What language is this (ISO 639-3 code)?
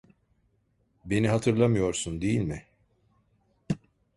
tur